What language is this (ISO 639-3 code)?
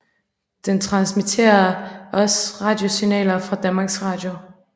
dan